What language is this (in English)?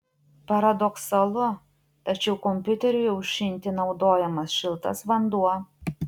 Lithuanian